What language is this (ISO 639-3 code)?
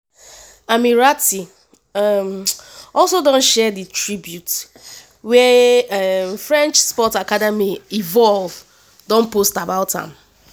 pcm